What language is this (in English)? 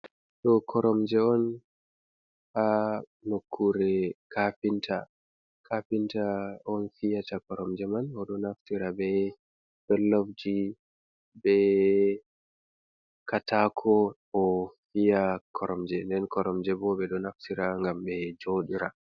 Fula